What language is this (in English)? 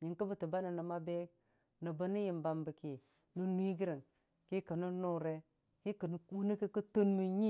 Dijim-Bwilim